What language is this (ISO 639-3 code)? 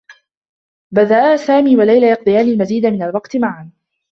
ara